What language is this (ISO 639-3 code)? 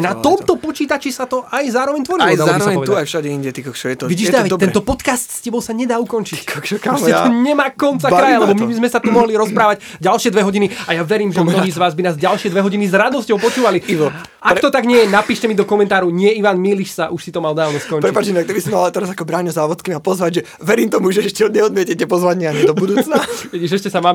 slk